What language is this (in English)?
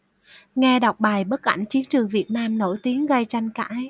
Vietnamese